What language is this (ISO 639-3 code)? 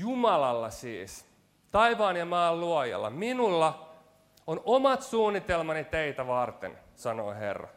fin